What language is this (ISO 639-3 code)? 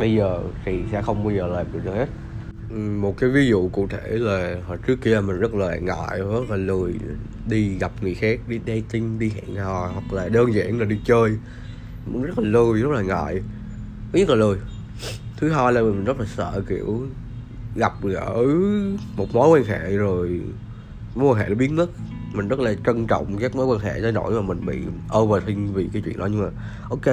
vie